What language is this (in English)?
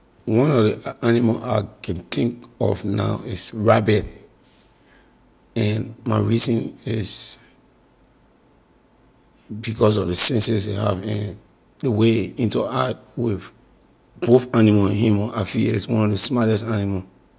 Liberian English